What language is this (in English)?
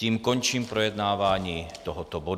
Czech